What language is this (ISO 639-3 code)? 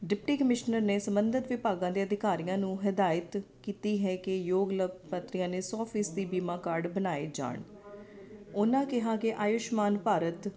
pan